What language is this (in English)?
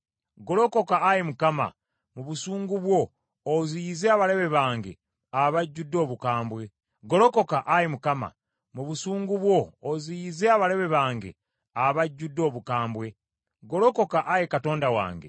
Ganda